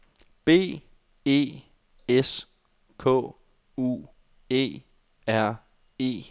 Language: Danish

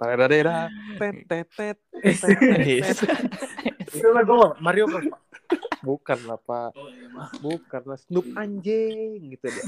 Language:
Indonesian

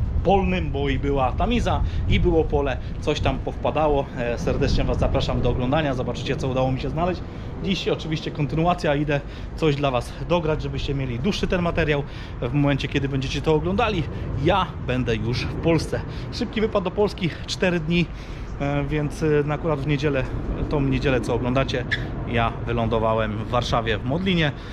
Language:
Polish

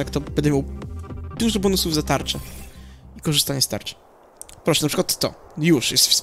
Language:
Polish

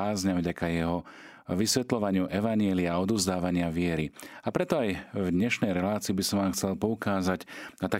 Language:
Slovak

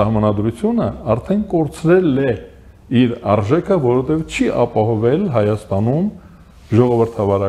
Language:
Turkish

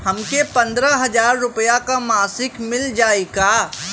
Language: Bhojpuri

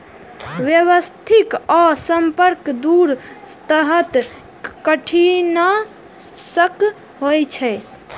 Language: Maithili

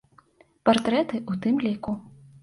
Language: Belarusian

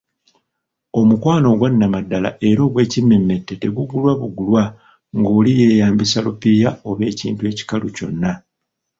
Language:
Ganda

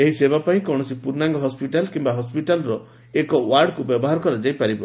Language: Odia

